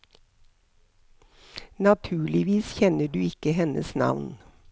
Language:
Norwegian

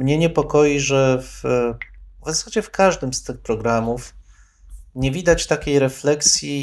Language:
Polish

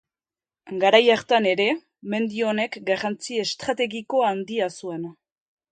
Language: Basque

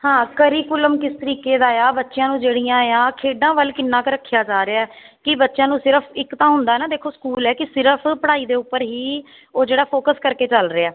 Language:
Punjabi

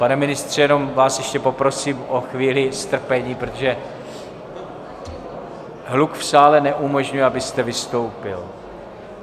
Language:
Czech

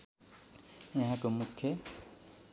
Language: Nepali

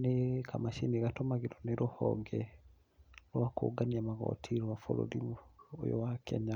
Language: Kikuyu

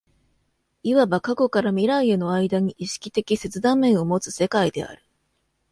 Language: Japanese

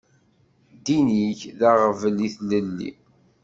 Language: Kabyle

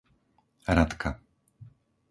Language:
Slovak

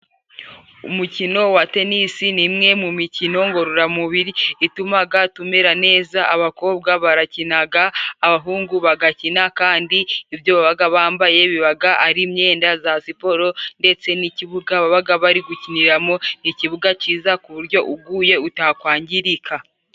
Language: Kinyarwanda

